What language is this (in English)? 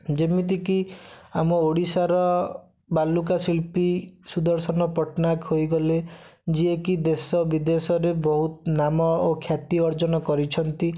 Odia